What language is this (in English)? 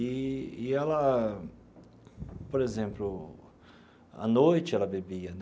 Portuguese